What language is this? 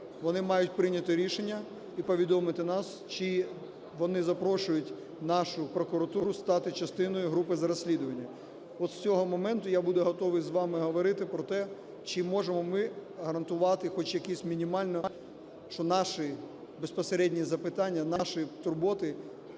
Ukrainian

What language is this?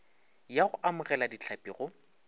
Northern Sotho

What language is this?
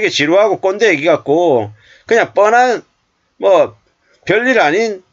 Korean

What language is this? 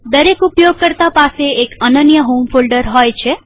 Gujarati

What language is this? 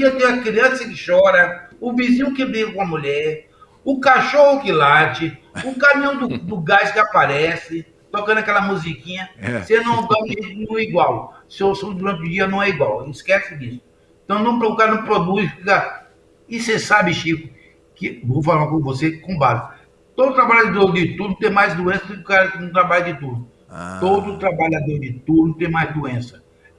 Portuguese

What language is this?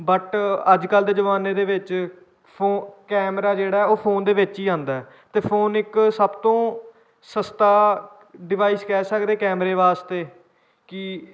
Punjabi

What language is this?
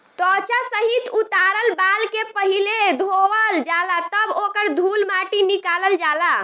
Bhojpuri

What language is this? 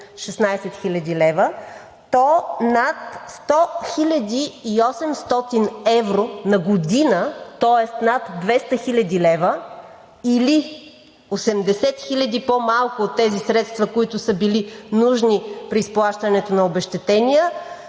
Bulgarian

